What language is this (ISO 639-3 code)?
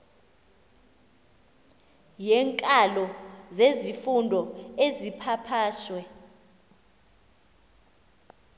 xho